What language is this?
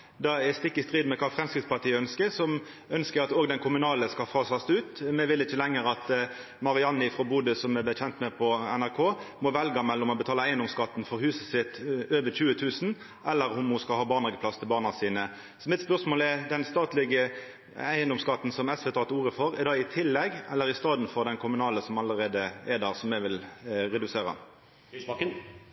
Norwegian Nynorsk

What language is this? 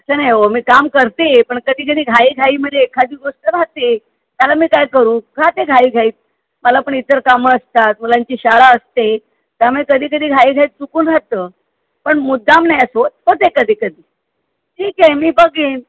Marathi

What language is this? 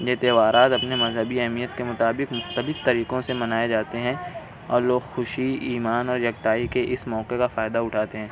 Urdu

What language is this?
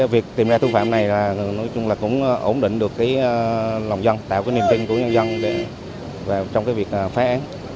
Vietnamese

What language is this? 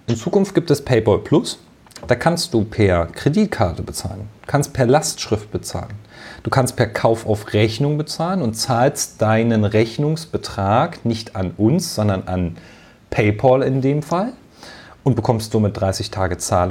German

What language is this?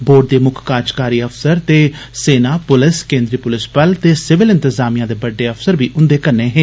Dogri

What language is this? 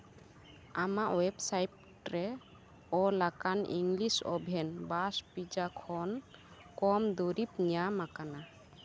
Santali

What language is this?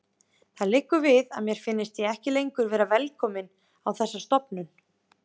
Icelandic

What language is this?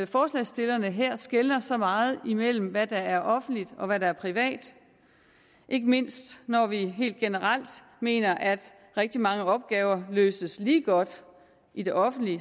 Danish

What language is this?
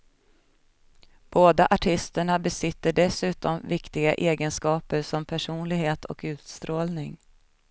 Swedish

